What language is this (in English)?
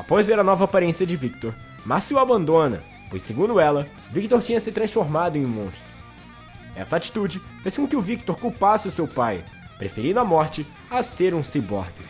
Portuguese